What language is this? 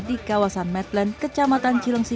Indonesian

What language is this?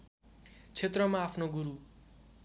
Nepali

